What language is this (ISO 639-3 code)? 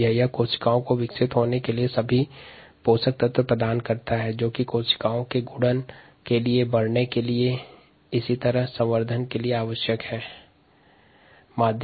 hin